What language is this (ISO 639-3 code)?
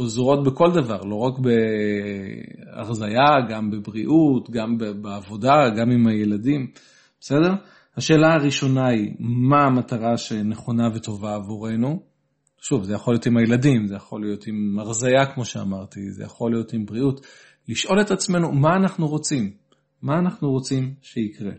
heb